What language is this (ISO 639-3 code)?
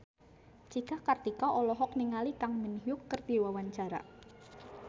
sun